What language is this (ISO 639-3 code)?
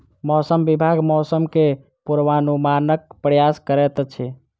mai